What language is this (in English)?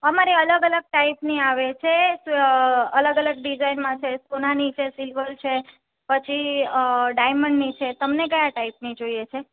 Gujarati